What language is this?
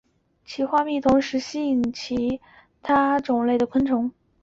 Chinese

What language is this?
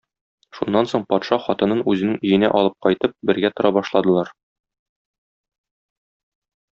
Tatar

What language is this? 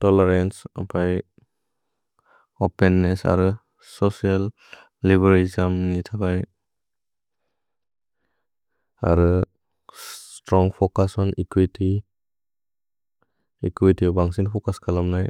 Bodo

